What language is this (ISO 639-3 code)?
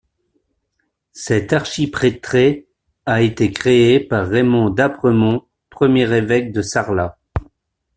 fra